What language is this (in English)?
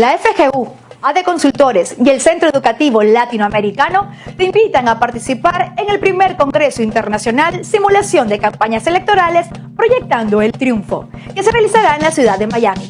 Spanish